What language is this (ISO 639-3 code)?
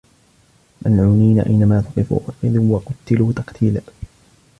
ara